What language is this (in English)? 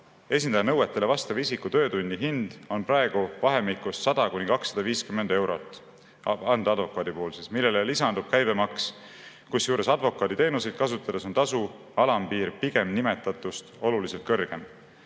Estonian